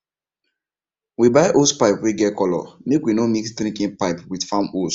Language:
Nigerian Pidgin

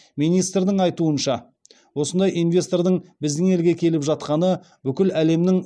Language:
Kazakh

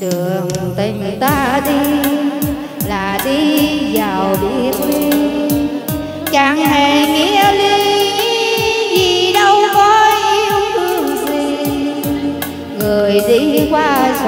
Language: Vietnamese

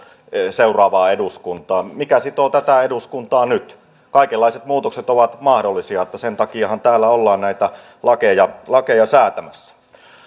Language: Finnish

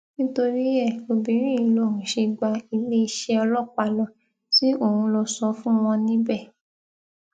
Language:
Yoruba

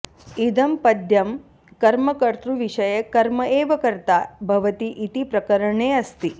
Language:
Sanskrit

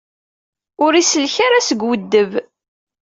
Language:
Kabyle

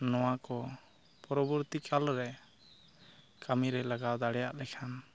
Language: Santali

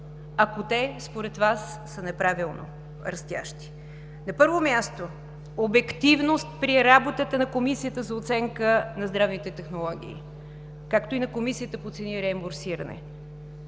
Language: Bulgarian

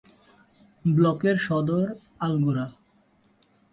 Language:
Bangla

